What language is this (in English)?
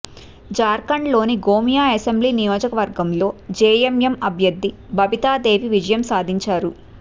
Telugu